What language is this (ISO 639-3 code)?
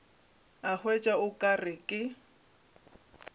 nso